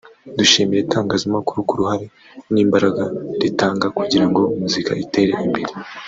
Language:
Kinyarwanda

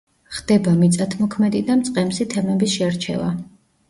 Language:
Georgian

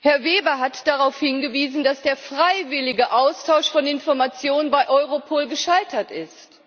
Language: German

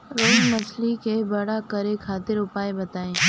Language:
Bhojpuri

